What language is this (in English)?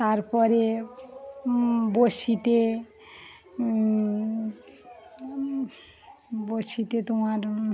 Bangla